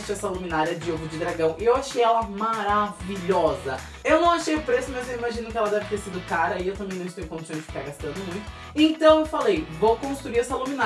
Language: Portuguese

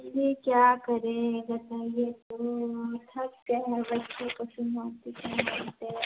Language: Hindi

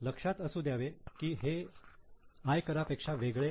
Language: Marathi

